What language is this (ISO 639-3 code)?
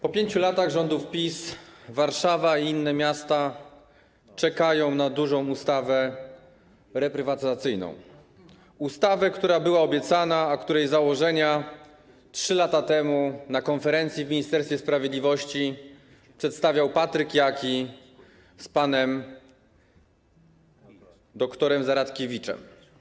pol